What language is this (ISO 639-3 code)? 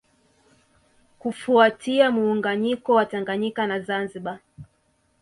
swa